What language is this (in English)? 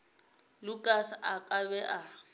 Northern Sotho